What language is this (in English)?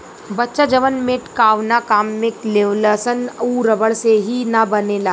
Bhojpuri